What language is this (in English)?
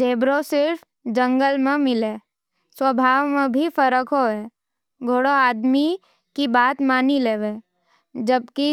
Nimadi